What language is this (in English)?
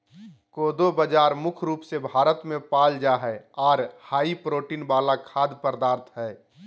Magahi